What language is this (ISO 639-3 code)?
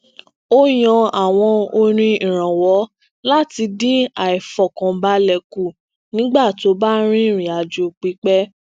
yor